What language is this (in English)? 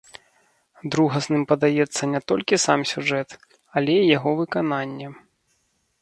Belarusian